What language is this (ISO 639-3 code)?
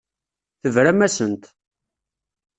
kab